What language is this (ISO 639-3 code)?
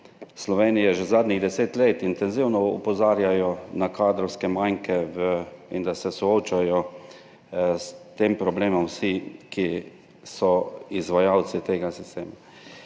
slv